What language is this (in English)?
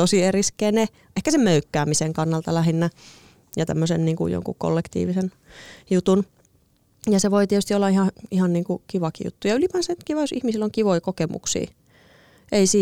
Finnish